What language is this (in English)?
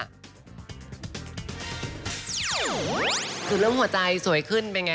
Thai